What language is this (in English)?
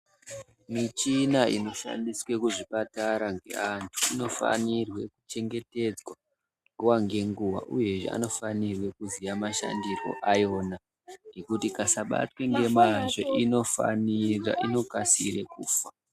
Ndau